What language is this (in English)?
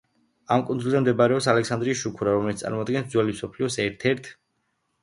Georgian